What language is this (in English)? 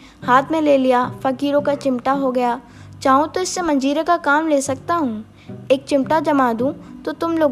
Hindi